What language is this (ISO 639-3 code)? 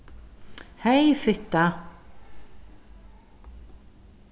fao